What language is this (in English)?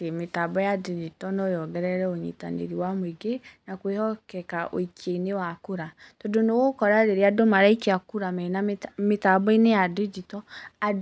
Kikuyu